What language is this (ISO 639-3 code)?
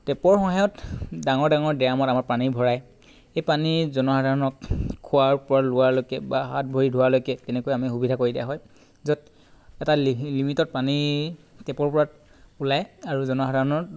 asm